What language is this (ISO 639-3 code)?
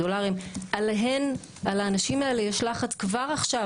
heb